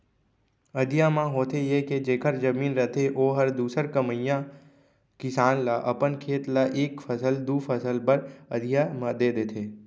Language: Chhattisgarhi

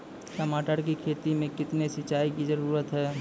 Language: Maithili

